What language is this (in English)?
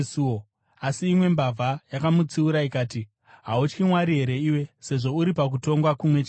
Shona